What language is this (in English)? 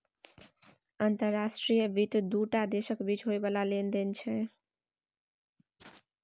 Maithili